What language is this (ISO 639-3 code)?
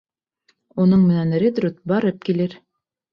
bak